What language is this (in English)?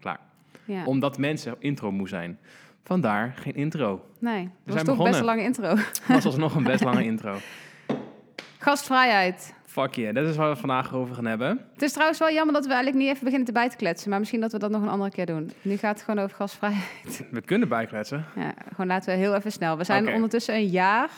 Dutch